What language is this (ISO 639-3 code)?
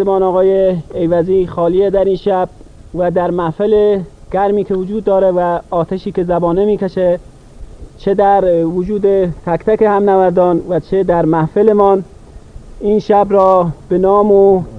fas